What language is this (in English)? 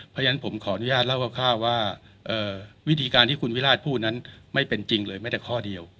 Thai